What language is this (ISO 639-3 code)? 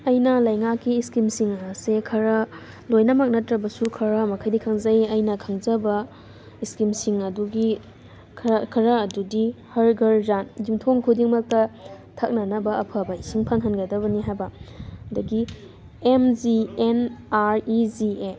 mni